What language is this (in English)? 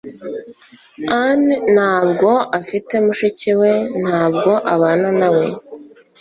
Kinyarwanda